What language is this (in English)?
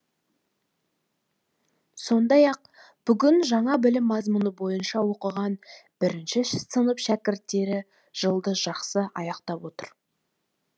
Kazakh